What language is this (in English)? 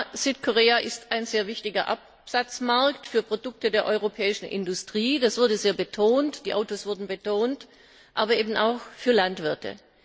German